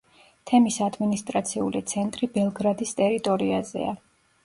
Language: Georgian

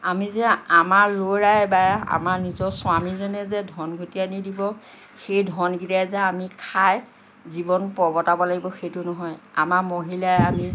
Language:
Assamese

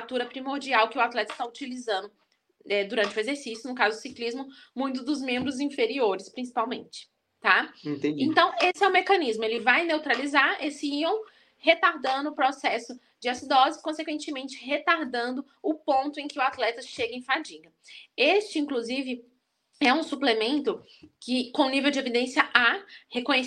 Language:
Portuguese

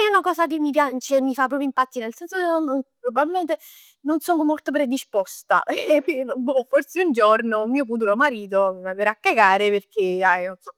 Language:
Neapolitan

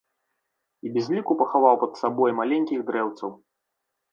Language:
Belarusian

